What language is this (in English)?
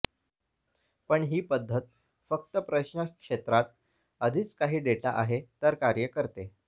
Marathi